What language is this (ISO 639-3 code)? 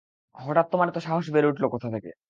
ben